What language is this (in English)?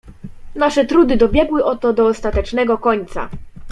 Polish